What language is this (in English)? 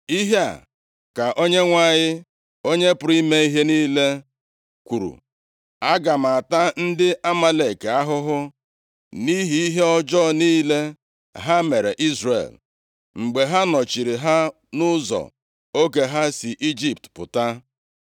Igbo